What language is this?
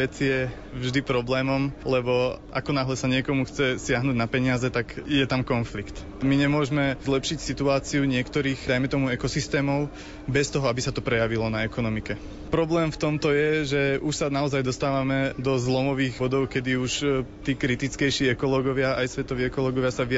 Slovak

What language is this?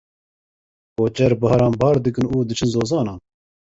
Kurdish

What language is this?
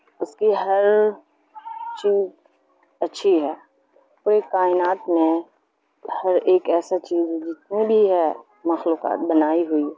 Urdu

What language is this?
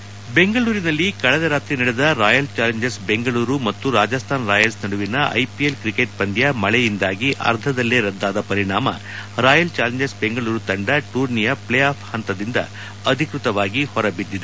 Kannada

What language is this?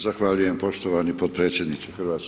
Croatian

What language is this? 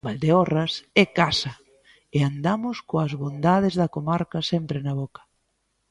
Galician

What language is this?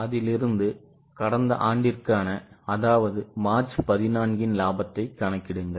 Tamil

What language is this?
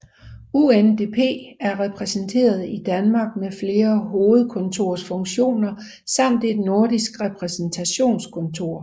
Danish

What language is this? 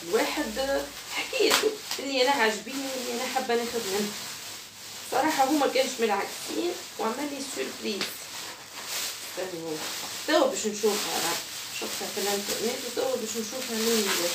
Arabic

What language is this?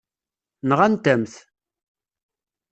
Kabyle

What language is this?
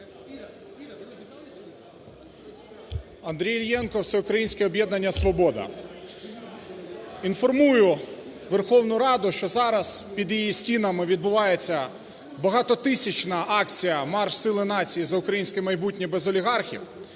Ukrainian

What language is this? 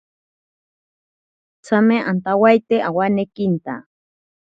Ashéninka Perené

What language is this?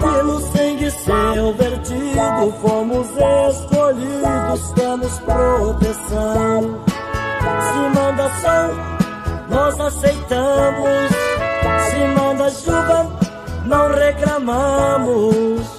Portuguese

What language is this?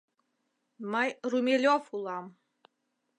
Mari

